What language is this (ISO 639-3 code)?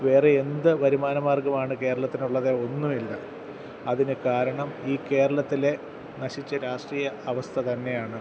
mal